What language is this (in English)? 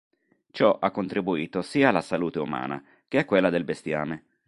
Italian